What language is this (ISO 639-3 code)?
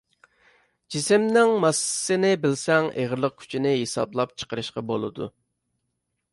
uig